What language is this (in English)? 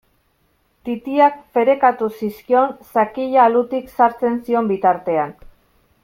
Basque